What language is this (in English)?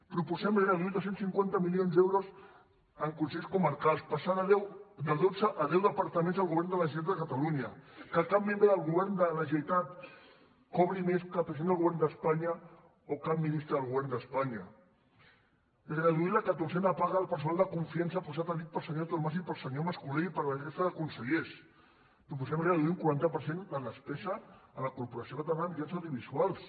Catalan